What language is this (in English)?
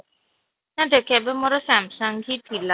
Odia